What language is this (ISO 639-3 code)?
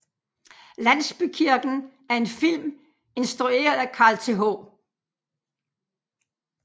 dan